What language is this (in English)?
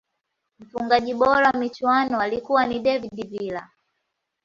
Swahili